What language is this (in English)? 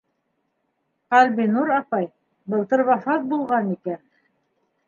Bashkir